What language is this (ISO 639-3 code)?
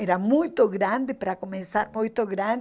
por